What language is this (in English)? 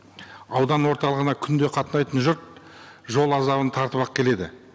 Kazakh